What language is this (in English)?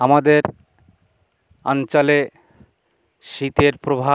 Bangla